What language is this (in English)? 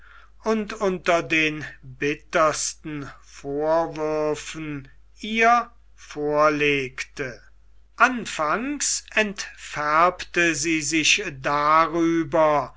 German